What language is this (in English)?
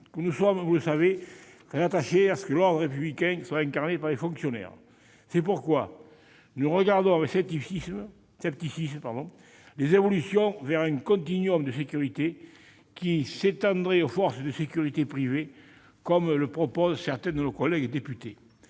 French